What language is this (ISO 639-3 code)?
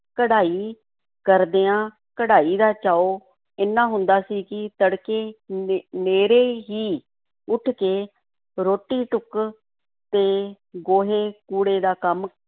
pan